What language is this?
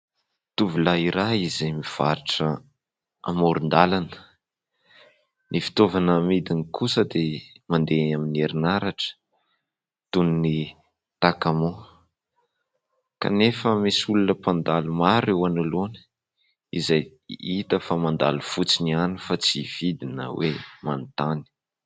Malagasy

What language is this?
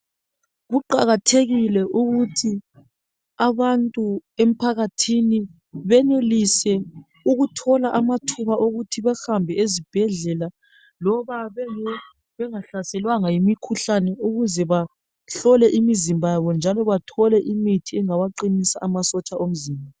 North Ndebele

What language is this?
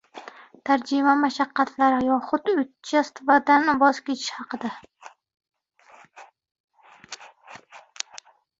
Uzbek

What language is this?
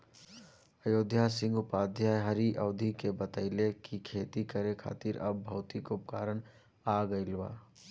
Bhojpuri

